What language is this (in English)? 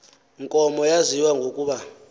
Xhosa